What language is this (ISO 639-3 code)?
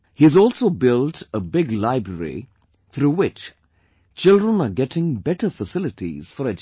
eng